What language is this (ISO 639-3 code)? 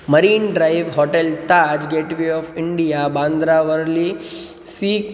san